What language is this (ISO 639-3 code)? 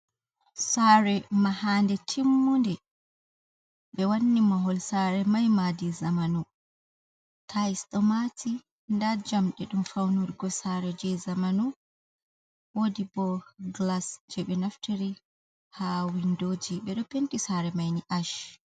ful